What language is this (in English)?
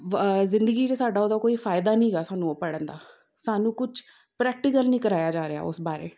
Punjabi